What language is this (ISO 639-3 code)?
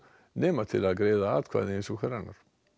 isl